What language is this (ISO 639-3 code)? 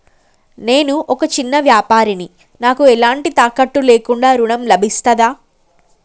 tel